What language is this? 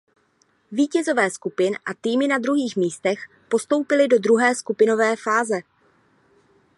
Czech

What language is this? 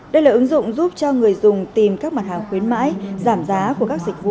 Vietnamese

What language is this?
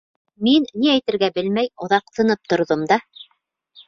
Bashkir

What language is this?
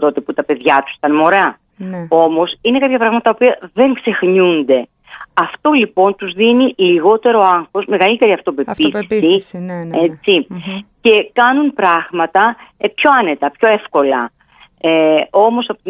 Greek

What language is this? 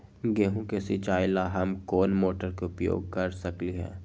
Magahi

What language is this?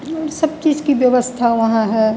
Hindi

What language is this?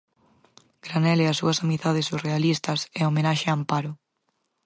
Galician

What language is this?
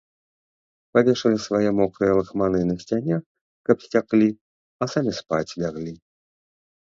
Belarusian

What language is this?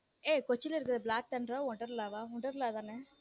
Tamil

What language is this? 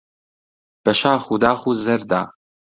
Central Kurdish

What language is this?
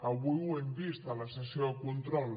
Catalan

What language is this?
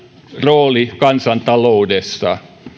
Finnish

